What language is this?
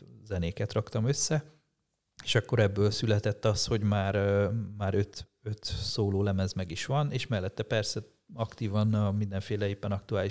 Hungarian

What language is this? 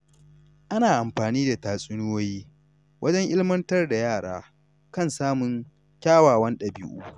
Hausa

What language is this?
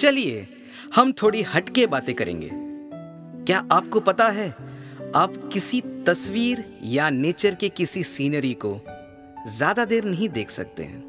Hindi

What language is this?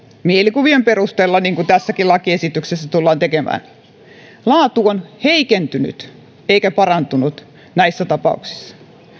Finnish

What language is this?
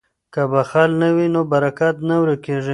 Pashto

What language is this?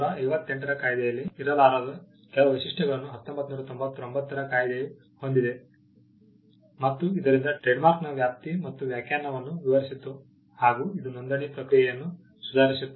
Kannada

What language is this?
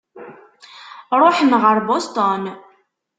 Kabyle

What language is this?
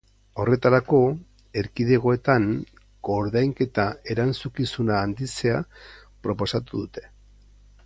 Basque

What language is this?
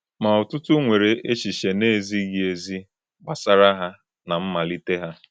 Igbo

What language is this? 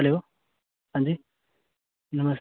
Dogri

